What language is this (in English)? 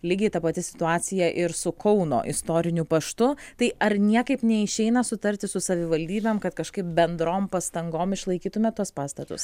Lithuanian